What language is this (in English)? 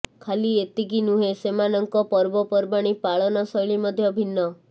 Odia